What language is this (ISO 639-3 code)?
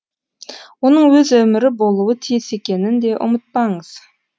kaz